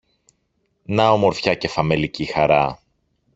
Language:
Greek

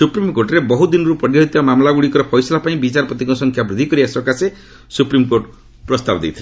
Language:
Odia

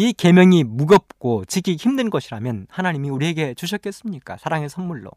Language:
Korean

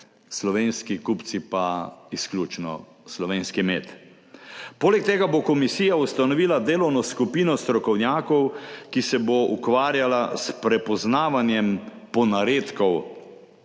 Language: Slovenian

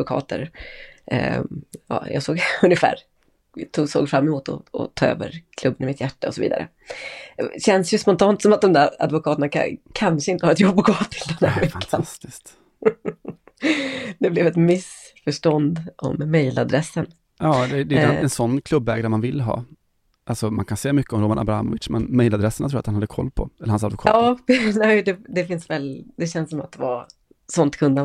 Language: Swedish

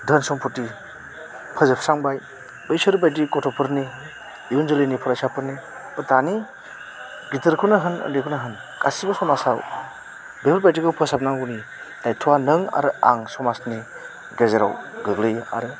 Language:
Bodo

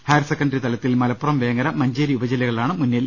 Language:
Malayalam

